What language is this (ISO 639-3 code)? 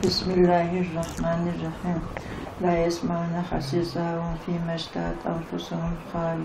tur